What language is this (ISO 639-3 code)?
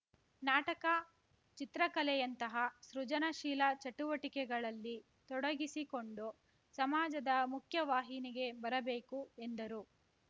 kan